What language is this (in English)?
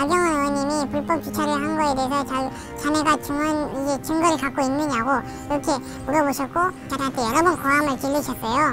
Korean